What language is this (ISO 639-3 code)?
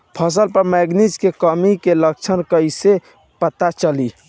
bho